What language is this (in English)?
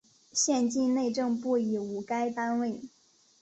Chinese